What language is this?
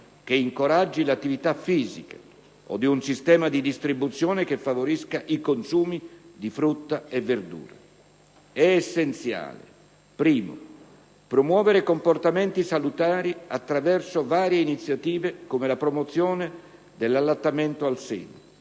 Italian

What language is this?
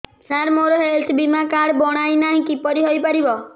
Odia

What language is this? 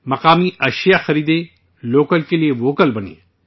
Urdu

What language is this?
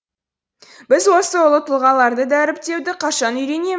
Kazakh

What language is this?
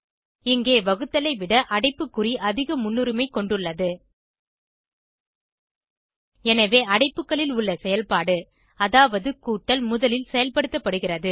Tamil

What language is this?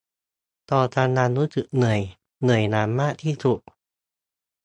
Thai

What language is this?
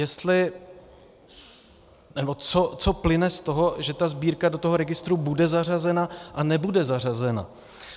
Czech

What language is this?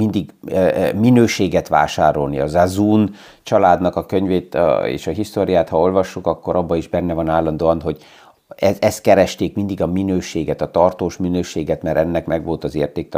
Hungarian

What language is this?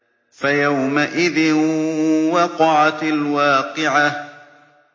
Arabic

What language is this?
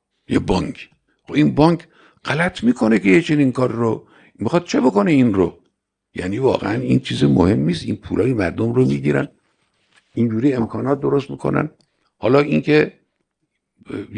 Persian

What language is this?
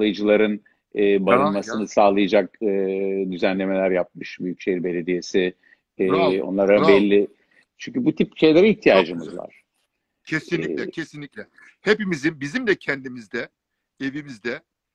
Turkish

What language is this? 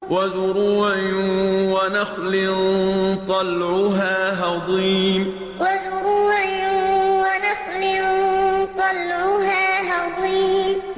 Arabic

